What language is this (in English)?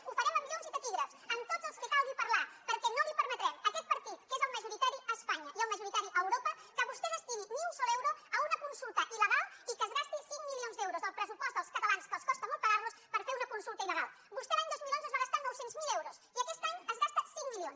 Catalan